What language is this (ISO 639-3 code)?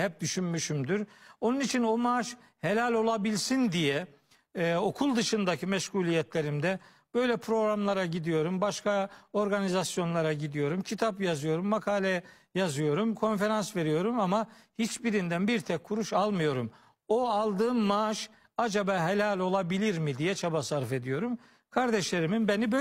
tur